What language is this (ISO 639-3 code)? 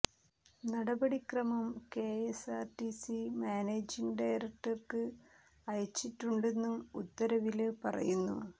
mal